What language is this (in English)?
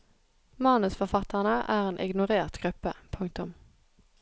Norwegian